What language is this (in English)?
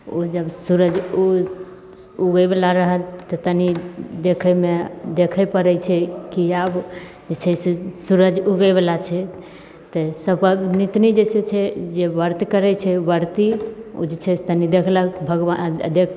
Maithili